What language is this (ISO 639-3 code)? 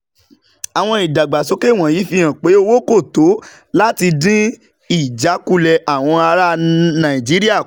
yor